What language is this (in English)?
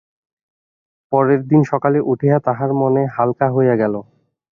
Bangla